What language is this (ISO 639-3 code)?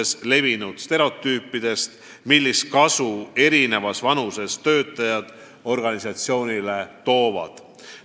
est